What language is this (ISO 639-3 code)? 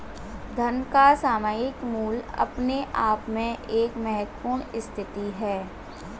hin